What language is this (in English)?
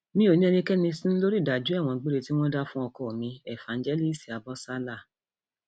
Yoruba